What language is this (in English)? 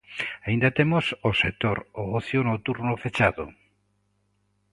Galician